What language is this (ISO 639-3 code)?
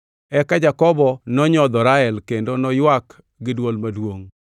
luo